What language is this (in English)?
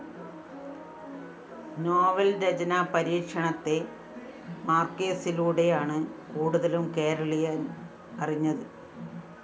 Malayalam